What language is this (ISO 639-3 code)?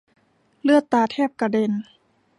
tha